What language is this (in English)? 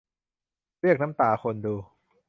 Thai